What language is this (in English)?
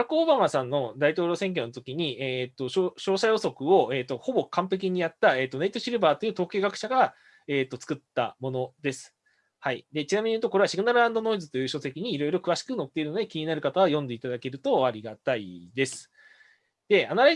Japanese